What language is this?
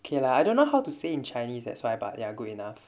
English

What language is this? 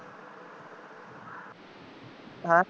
Punjabi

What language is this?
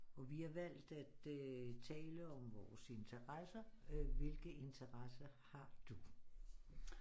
Danish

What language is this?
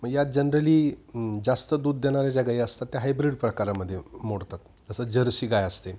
Marathi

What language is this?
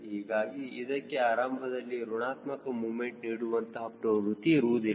Kannada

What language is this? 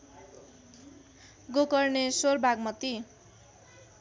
Nepali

